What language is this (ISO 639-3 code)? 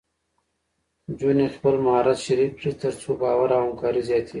pus